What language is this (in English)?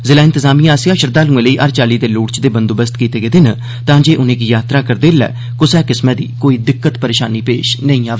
Dogri